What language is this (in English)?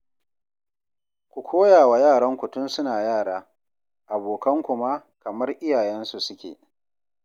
Hausa